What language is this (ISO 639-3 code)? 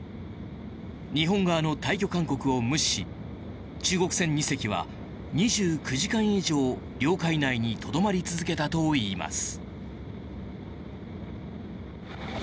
jpn